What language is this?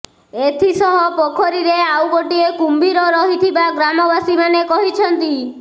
Odia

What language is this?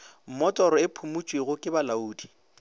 Northern Sotho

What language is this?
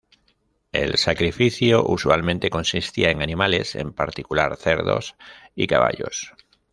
Spanish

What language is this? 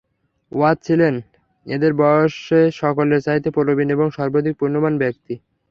Bangla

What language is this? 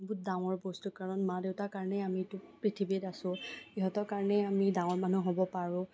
Assamese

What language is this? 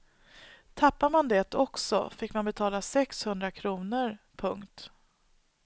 Swedish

